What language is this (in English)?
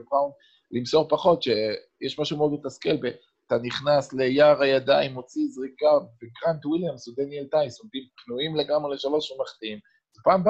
Hebrew